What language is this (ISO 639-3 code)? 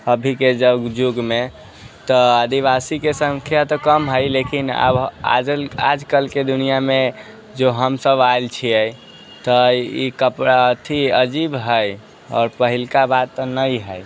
mai